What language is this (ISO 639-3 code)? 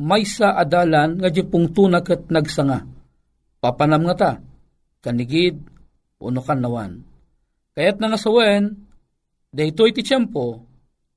fil